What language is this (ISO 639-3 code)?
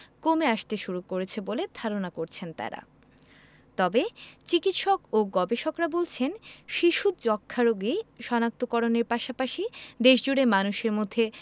ben